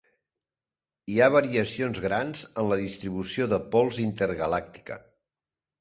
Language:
Catalan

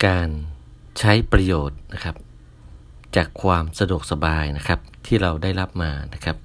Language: Thai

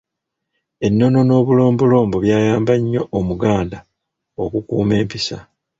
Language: Ganda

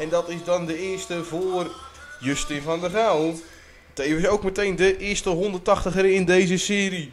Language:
Dutch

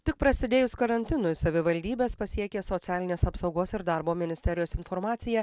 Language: Lithuanian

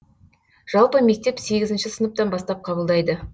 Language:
Kazakh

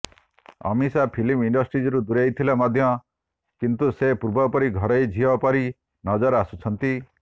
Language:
Odia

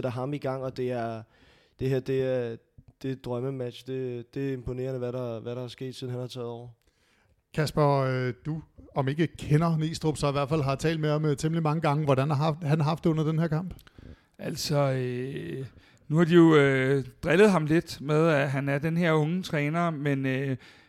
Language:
Danish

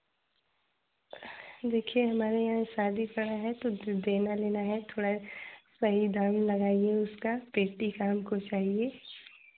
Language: Hindi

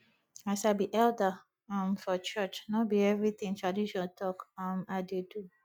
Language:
Nigerian Pidgin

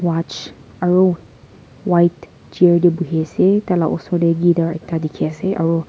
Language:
Naga Pidgin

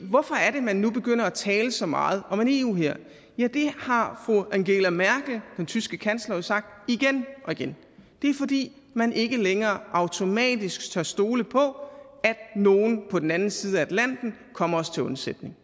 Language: Danish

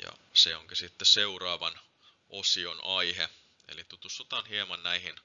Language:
Finnish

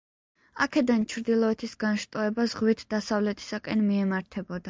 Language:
Georgian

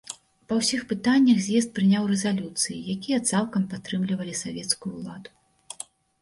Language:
Belarusian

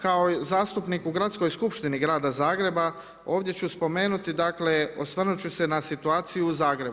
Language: Croatian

